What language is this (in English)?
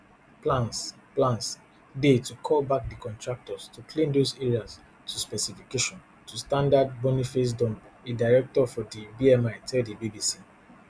Nigerian Pidgin